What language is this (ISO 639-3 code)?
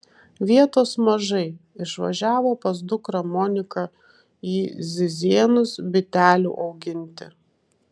lit